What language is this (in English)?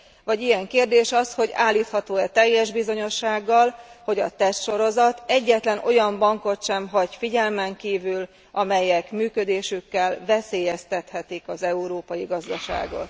Hungarian